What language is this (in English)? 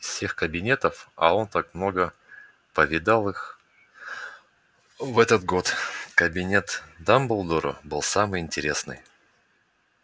Russian